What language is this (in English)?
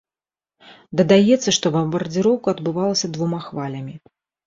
Belarusian